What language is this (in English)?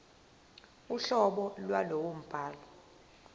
Zulu